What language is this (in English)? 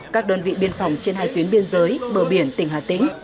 Vietnamese